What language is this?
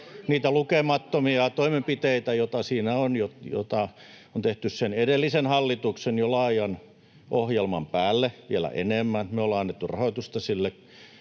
Finnish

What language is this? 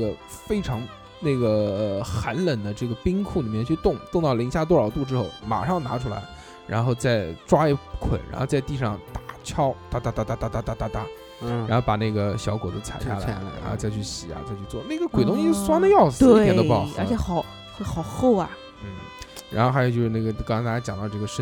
Chinese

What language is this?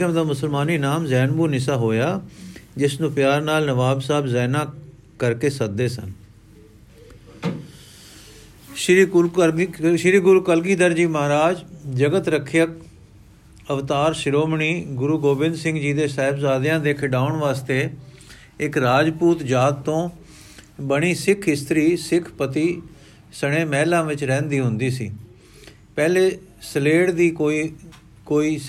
Punjabi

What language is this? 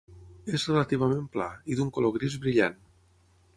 Catalan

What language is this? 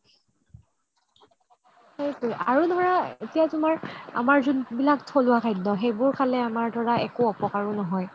Assamese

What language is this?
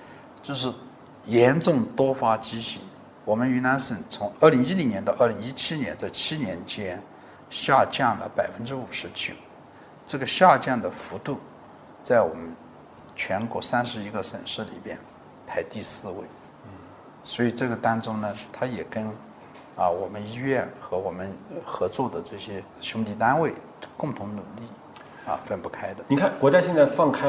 Chinese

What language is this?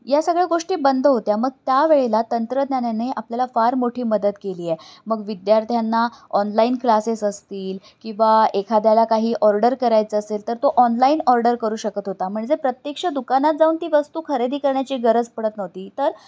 Marathi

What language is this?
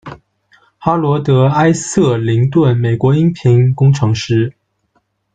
Chinese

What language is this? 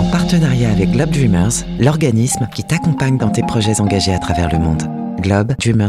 French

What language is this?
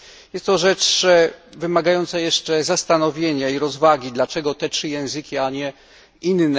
Polish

